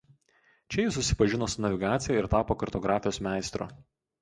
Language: Lithuanian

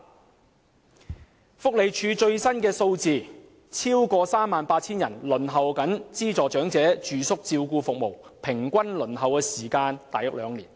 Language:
Cantonese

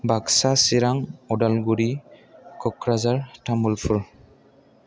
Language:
Bodo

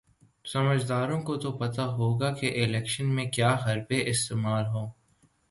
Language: Urdu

